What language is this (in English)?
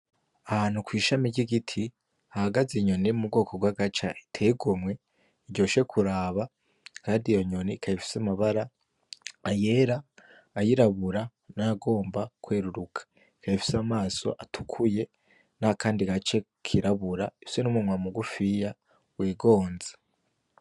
Rundi